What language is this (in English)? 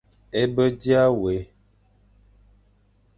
Fang